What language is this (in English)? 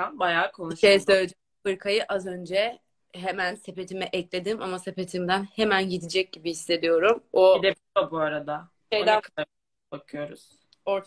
Turkish